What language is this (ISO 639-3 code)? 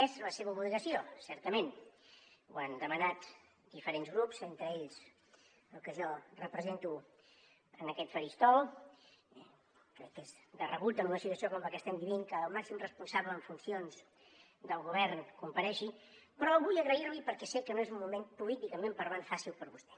cat